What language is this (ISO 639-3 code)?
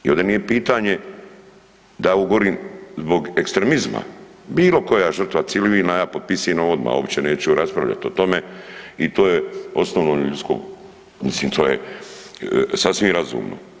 hrv